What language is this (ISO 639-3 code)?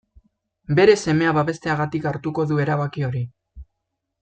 eus